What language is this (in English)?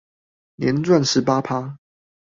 Chinese